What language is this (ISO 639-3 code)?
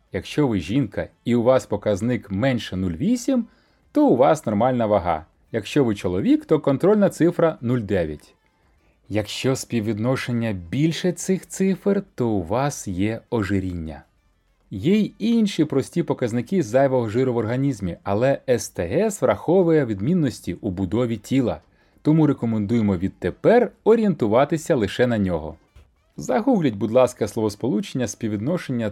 ukr